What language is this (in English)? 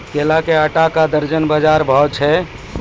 Maithili